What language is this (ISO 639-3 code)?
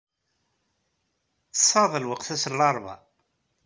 kab